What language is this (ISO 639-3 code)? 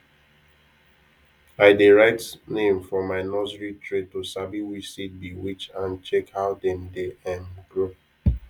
pcm